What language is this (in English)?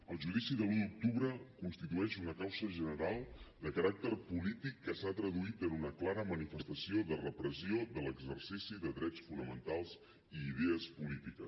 Catalan